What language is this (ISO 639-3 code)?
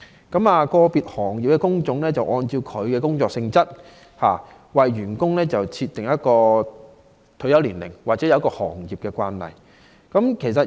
yue